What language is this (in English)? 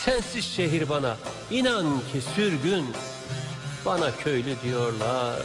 Turkish